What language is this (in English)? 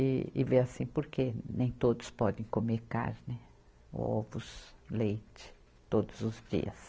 Portuguese